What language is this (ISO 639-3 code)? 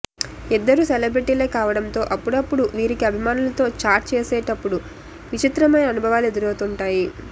tel